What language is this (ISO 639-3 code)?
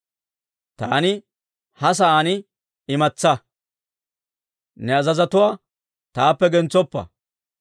dwr